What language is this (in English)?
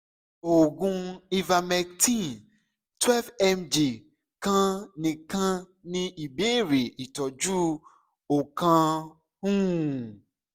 Yoruba